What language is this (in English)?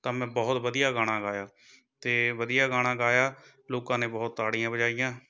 Punjabi